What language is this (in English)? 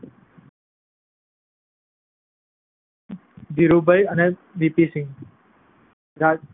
Gujarati